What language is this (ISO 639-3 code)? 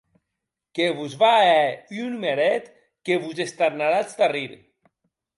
oci